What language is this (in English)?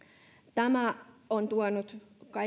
Finnish